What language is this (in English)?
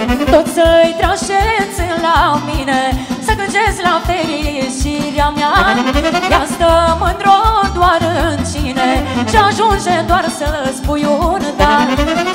Romanian